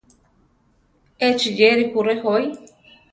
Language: Central Tarahumara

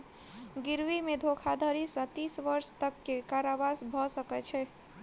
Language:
Maithili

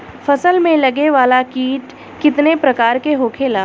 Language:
Bhojpuri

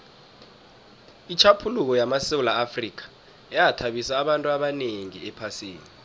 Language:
South Ndebele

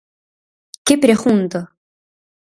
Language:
Galician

